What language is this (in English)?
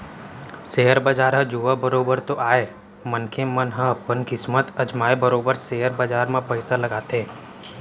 Chhattisgarhi